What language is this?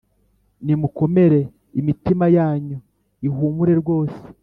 Kinyarwanda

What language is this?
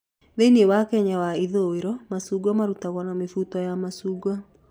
Kikuyu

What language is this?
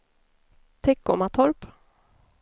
Swedish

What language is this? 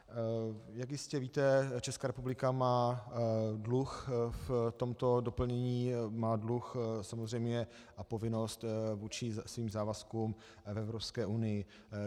Czech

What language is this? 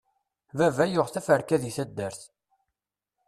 Kabyle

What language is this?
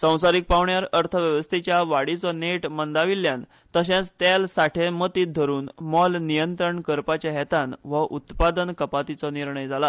Konkani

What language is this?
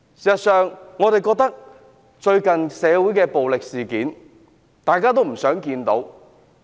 Cantonese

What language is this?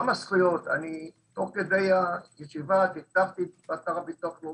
Hebrew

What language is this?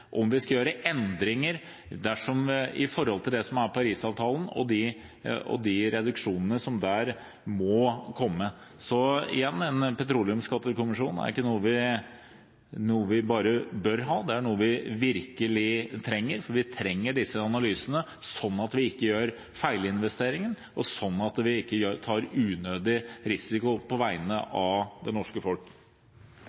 Norwegian Bokmål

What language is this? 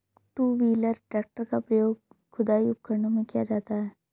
Hindi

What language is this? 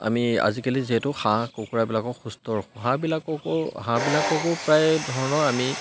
Assamese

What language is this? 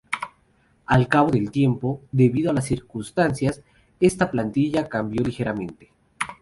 Spanish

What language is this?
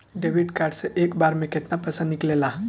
Bhojpuri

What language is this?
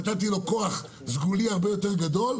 Hebrew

